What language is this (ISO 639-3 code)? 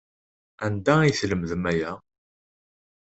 kab